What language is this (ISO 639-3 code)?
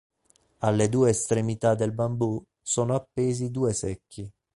ita